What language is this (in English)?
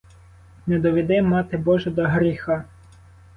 Ukrainian